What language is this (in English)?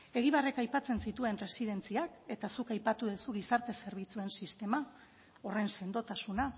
Basque